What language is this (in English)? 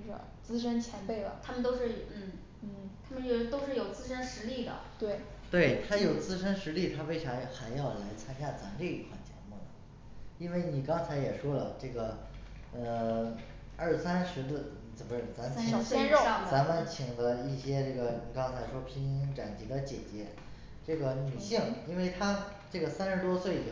Chinese